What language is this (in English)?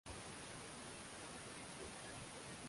Swahili